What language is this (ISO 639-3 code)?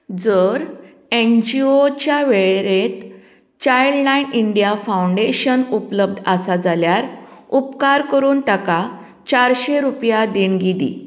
kok